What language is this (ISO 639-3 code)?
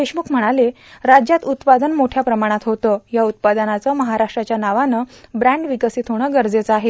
mar